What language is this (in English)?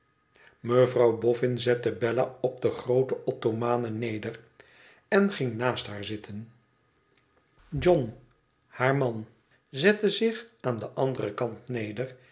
Dutch